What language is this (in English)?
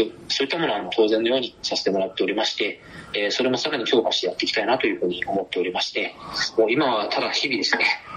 Japanese